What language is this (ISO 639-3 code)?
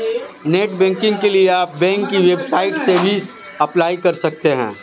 hin